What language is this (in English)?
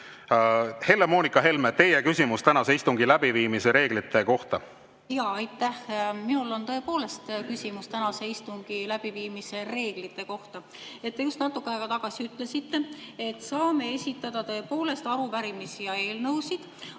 Estonian